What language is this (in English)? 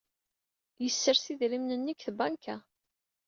Kabyle